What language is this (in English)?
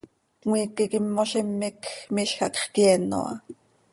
Seri